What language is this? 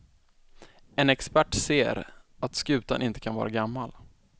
Swedish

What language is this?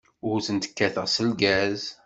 Kabyle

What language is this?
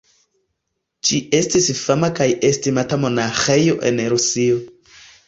Esperanto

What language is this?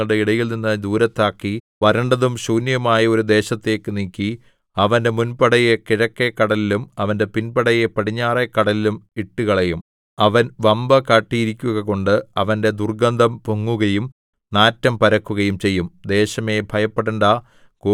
Malayalam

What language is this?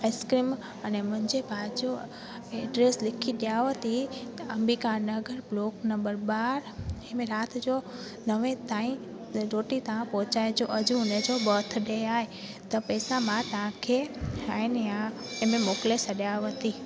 Sindhi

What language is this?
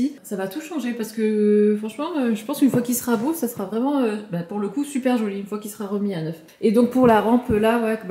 French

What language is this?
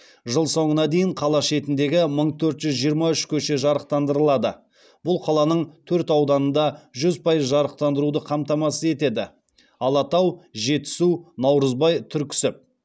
Kazakh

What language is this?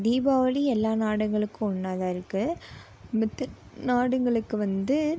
Tamil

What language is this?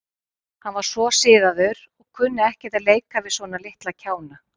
Icelandic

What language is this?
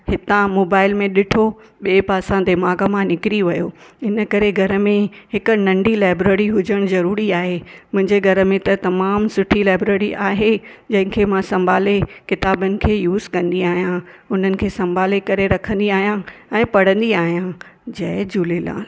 Sindhi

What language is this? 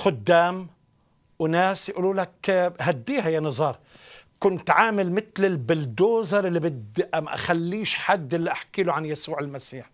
Arabic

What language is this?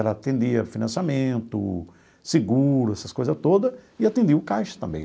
Portuguese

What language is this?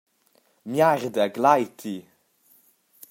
Romansh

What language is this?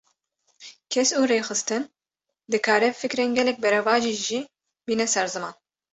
Kurdish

